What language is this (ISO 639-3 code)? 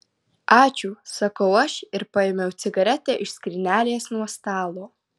lit